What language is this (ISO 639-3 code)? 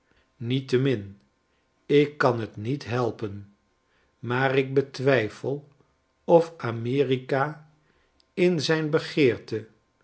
nld